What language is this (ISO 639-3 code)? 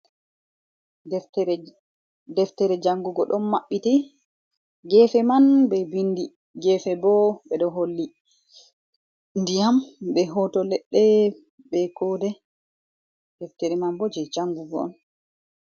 ful